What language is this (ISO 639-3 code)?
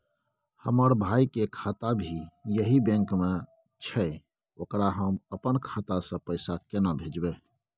mai